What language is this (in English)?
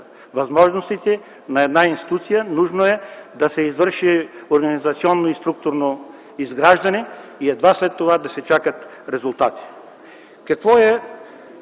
Bulgarian